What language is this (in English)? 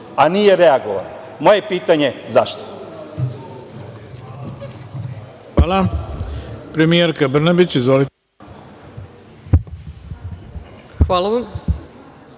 Serbian